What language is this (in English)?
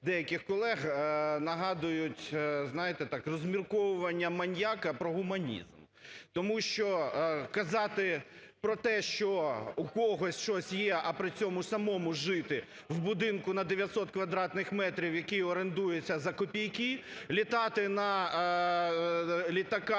Ukrainian